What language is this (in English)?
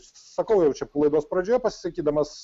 Lithuanian